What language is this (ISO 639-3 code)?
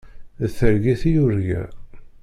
kab